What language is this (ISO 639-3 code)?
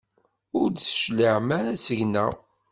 kab